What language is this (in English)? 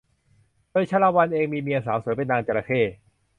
Thai